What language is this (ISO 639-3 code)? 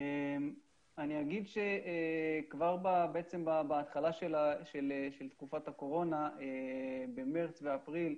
heb